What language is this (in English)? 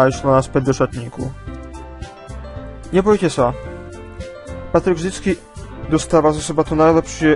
Polish